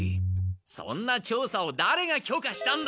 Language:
Japanese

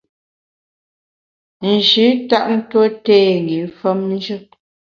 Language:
Bamun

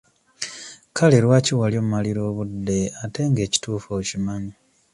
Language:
Ganda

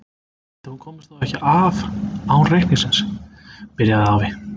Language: Icelandic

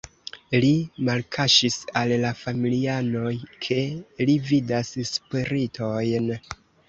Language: Esperanto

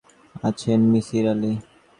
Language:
Bangla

